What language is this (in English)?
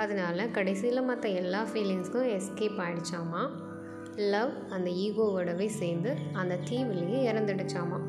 Tamil